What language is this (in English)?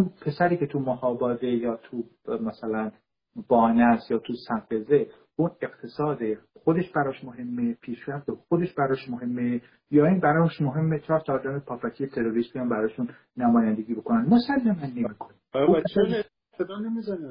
Persian